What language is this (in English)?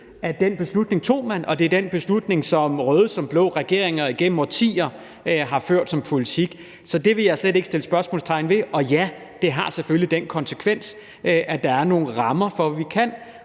Danish